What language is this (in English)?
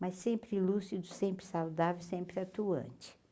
Portuguese